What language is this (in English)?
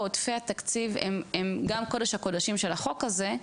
Hebrew